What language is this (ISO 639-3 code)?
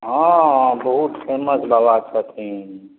mai